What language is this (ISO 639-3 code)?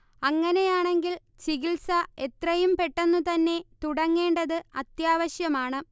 mal